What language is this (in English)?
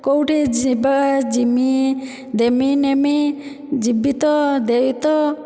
Odia